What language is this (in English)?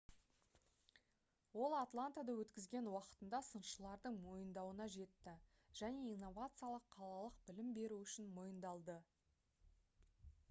Kazakh